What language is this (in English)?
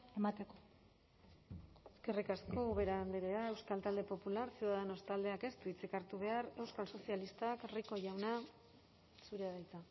Basque